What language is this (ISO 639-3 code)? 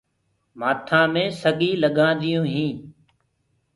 ggg